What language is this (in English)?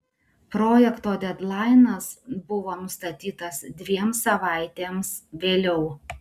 Lithuanian